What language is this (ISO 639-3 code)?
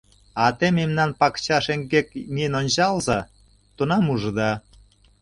chm